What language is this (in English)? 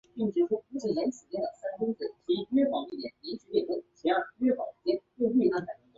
Chinese